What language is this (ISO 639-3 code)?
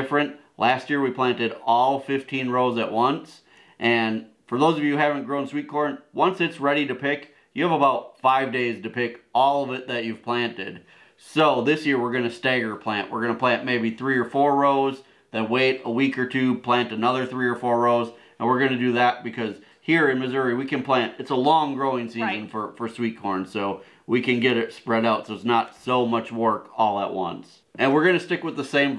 eng